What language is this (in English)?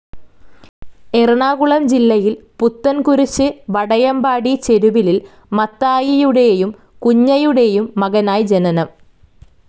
Malayalam